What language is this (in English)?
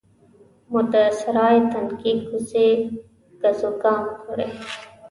Pashto